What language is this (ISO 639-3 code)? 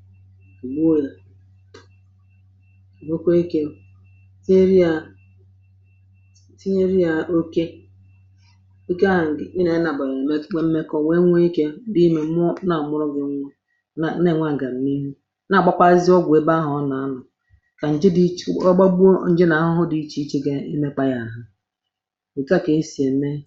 ibo